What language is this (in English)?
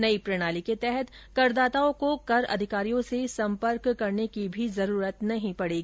Hindi